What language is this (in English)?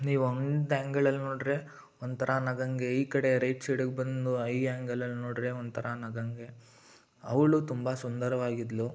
Kannada